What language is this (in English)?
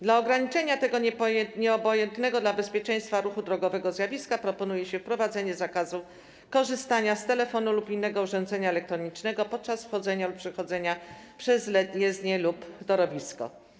Polish